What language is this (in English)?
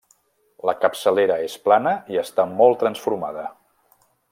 Catalan